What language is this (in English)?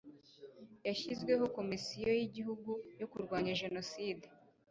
Kinyarwanda